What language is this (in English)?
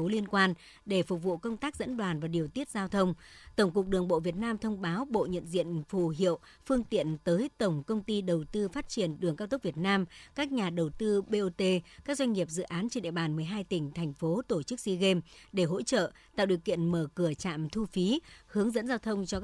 Vietnamese